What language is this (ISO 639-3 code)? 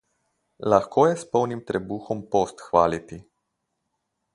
slv